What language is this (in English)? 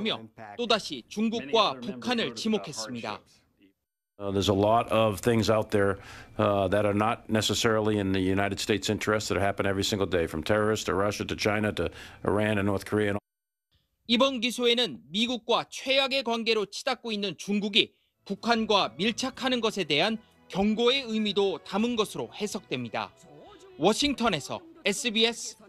Korean